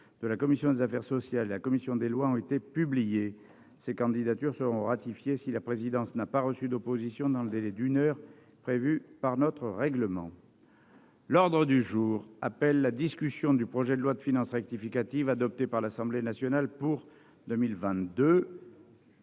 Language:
French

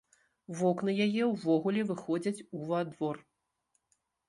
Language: Belarusian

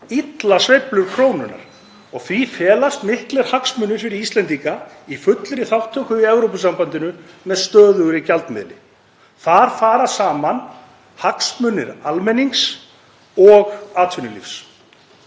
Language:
Icelandic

